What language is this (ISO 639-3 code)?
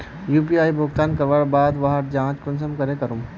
mag